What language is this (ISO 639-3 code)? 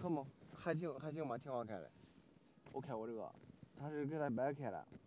zho